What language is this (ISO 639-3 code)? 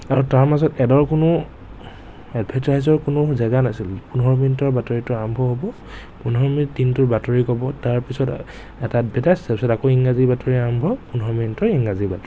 asm